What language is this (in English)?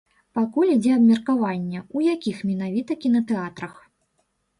Belarusian